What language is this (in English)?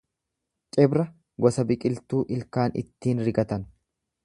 Oromo